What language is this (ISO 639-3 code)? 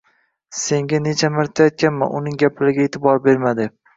uzb